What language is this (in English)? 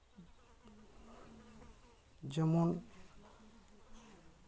Santali